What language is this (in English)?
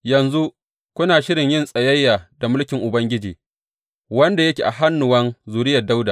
Hausa